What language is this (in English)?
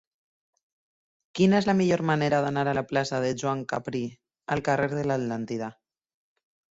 Catalan